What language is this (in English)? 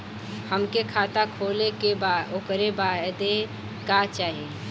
Bhojpuri